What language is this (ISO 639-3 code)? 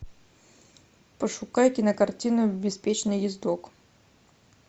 rus